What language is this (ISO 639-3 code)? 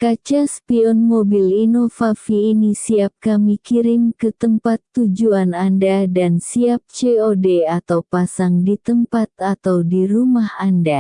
ind